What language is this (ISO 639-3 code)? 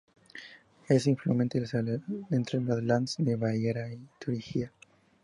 spa